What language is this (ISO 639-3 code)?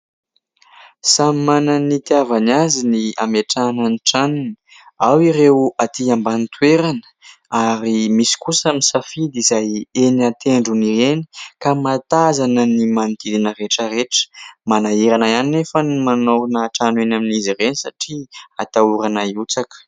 mlg